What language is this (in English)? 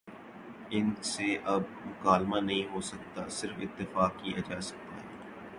Urdu